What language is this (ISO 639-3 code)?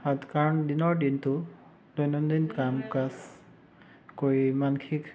asm